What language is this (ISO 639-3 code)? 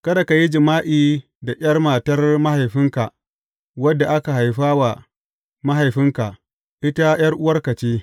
hau